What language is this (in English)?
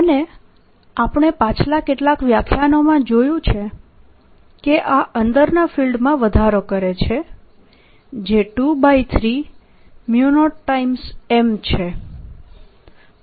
Gujarati